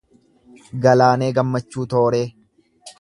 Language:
Oromo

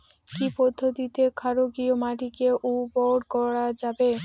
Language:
Bangla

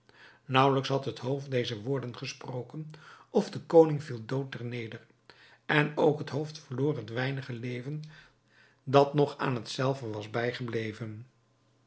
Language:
Dutch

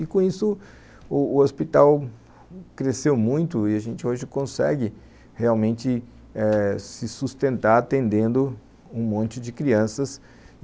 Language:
Portuguese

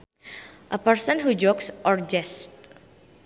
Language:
Sundanese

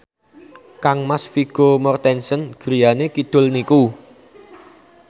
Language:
Javanese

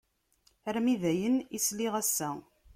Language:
Kabyle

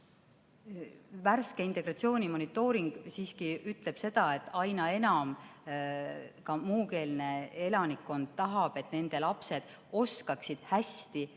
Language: Estonian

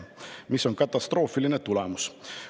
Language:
Estonian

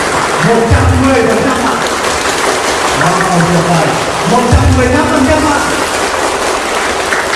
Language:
Vietnamese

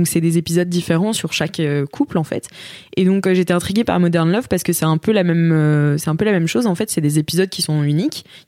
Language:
French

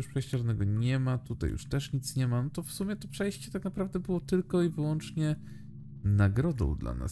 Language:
Polish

